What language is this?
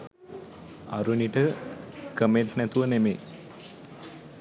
Sinhala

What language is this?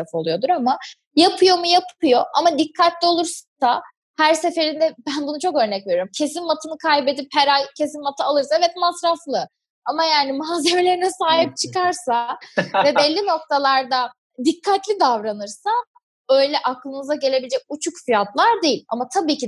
Turkish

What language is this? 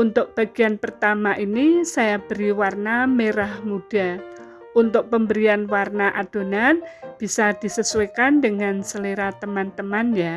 Indonesian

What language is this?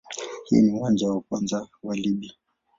Swahili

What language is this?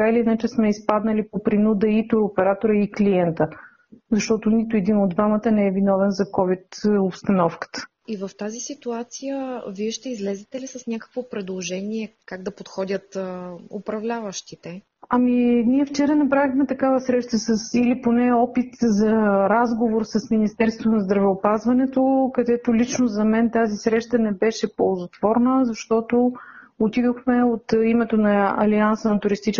Bulgarian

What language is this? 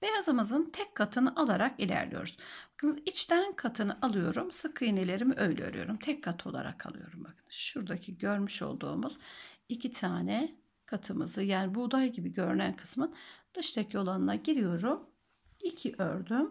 Turkish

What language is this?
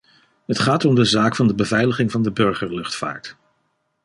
Dutch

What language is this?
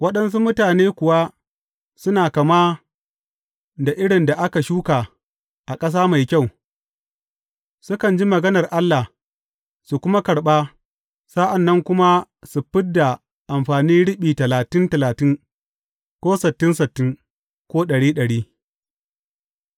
Hausa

